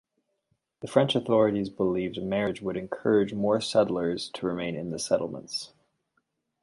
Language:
English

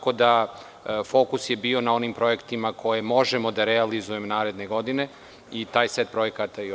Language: Serbian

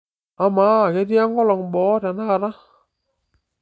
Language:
Masai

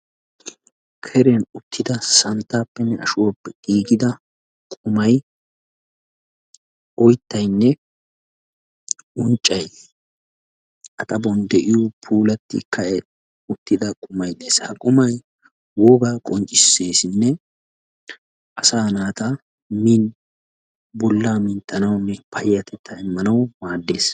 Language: Wolaytta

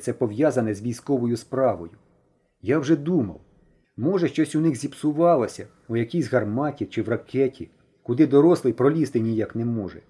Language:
Ukrainian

